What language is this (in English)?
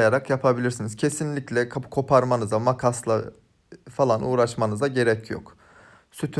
Turkish